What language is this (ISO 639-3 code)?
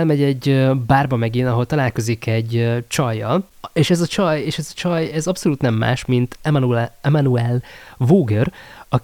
hun